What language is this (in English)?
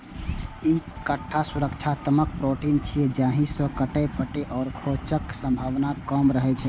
Maithili